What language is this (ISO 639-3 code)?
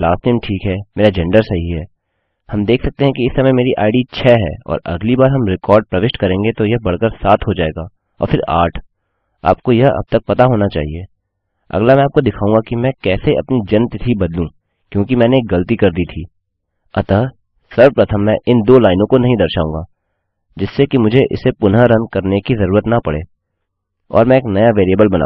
hin